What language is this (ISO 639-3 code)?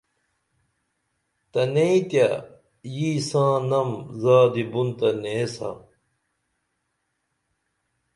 dml